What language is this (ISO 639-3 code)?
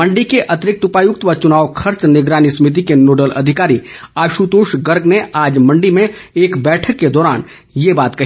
hin